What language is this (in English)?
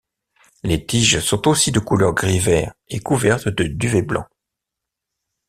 French